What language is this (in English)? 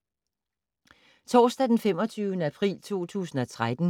Danish